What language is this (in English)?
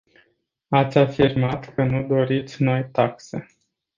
Romanian